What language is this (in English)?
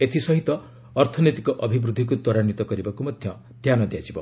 Odia